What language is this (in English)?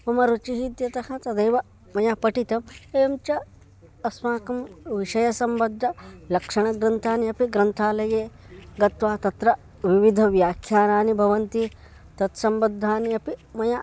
Sanskrit